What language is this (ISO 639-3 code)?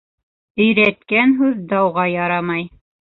bak